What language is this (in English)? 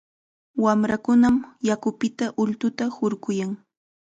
Chiquián Ancash Quechua